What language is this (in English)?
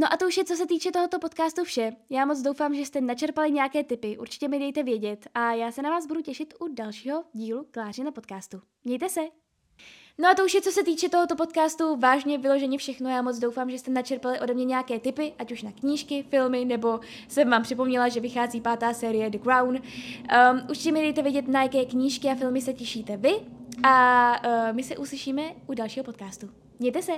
Czech